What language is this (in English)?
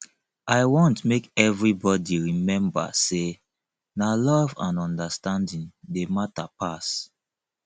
Nigerian Pidgin